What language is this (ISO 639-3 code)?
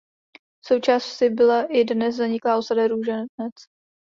ces